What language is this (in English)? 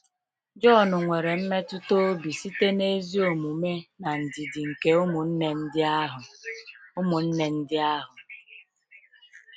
Igbo